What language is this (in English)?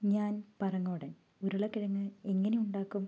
Malayalam